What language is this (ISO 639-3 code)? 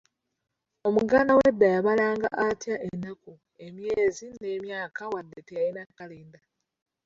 lug